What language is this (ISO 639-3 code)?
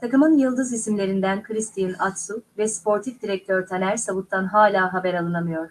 tur